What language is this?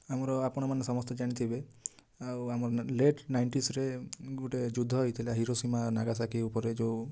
Odia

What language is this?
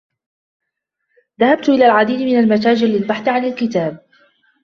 Arabic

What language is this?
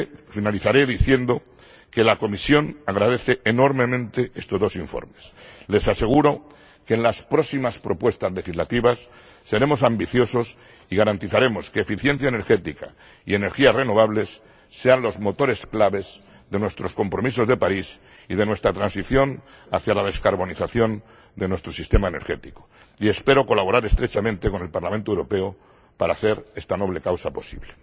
Spanish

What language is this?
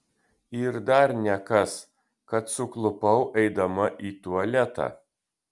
Lithuanian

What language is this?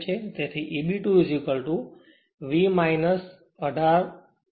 Gujarati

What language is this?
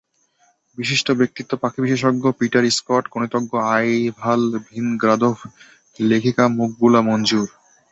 Bangla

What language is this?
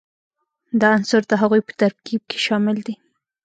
Pashto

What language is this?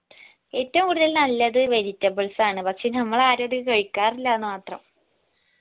Malayalam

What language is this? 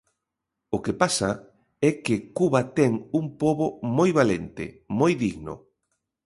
Galician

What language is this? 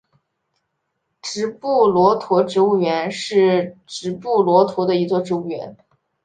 Chinese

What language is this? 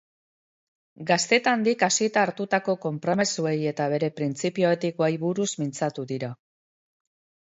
Basque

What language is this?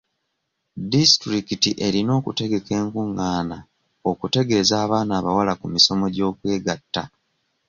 Ganda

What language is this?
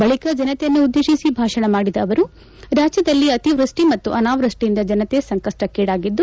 Kannada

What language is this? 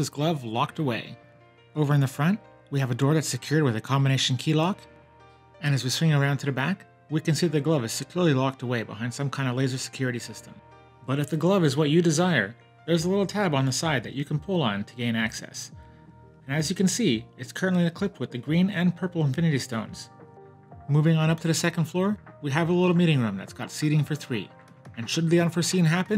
English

